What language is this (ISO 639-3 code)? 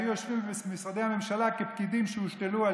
heb